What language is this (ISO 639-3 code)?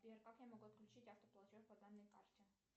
rus